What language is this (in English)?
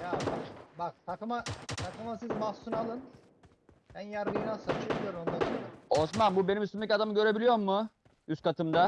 Turkish